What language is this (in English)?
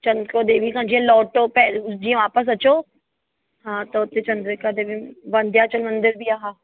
Sindhi